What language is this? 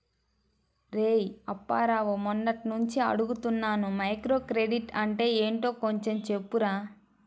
Telugu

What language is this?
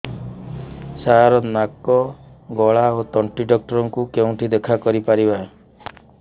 Odia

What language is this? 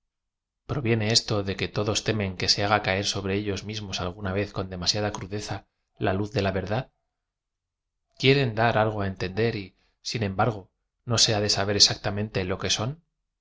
Spanish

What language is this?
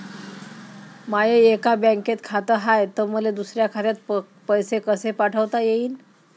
Marathi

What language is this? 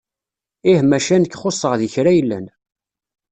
Kabyle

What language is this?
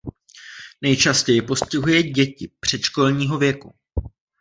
Czech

